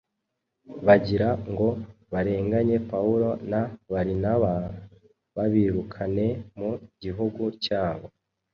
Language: Kinyarwanda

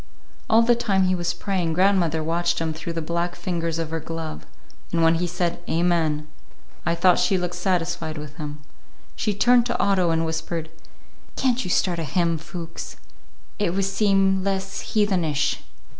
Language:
English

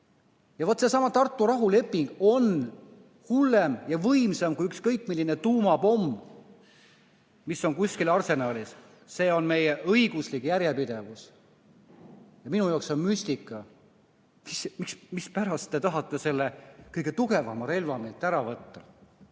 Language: Estonian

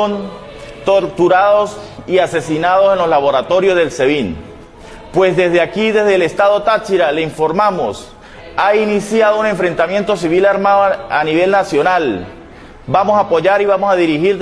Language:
Spanish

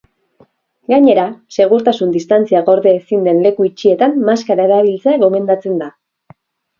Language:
Basque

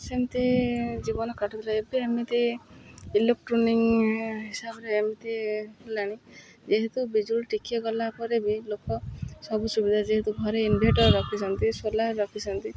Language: Odia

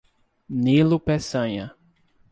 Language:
Portuguese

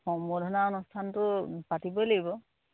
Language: Assamese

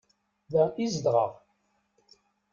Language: Kabyle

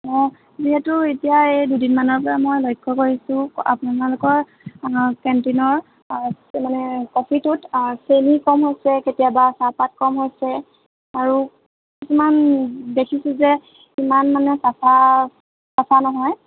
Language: Assamese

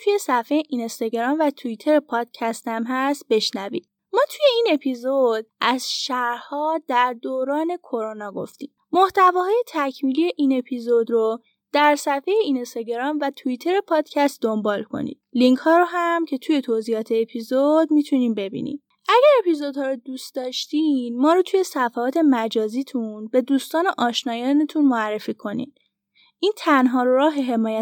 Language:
Persian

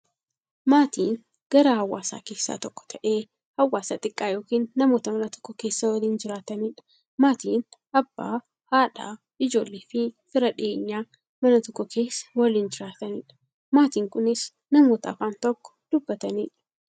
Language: Oromo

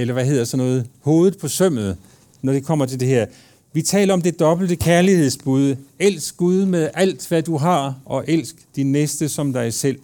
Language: Danish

